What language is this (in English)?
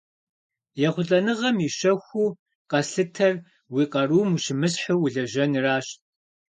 Kabardian